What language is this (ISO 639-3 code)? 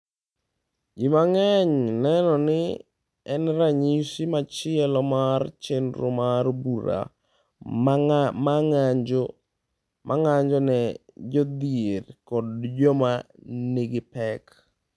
luo